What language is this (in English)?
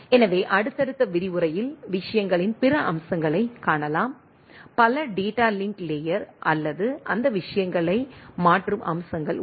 Tamil